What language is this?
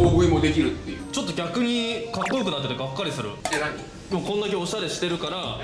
Japanese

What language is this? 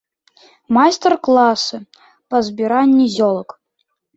Belarusian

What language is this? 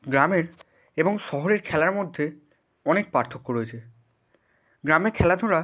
Bangla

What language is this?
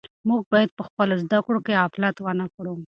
Pashto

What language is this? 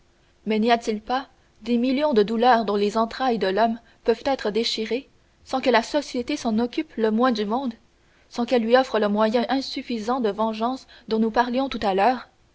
French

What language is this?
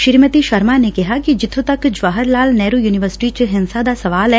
Punjabi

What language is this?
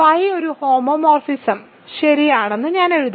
Malayalam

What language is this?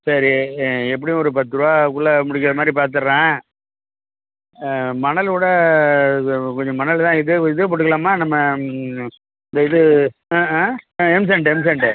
Tamil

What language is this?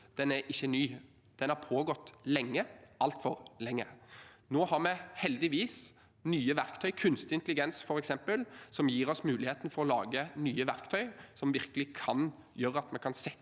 Norwegian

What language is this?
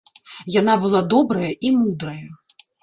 Belarusian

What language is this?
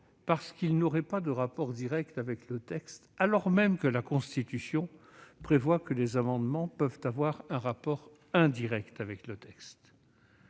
French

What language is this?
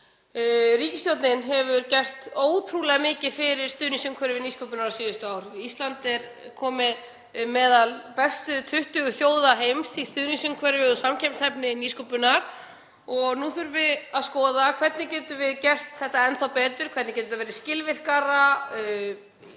Icelandic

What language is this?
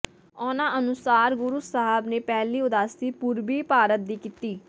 Punjabi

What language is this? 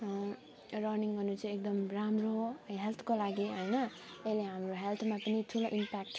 Nepali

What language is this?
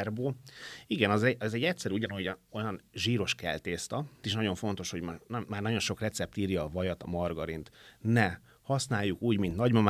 Hungarian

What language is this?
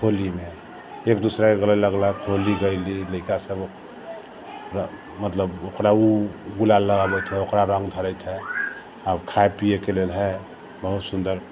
Maithili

